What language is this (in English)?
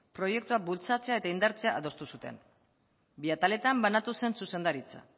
Basque